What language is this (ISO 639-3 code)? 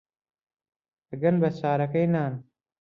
ckb